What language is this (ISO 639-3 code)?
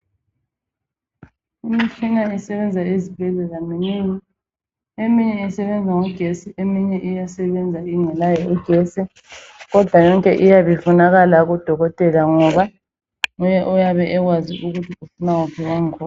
nde